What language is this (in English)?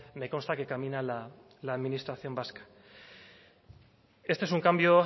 Spanish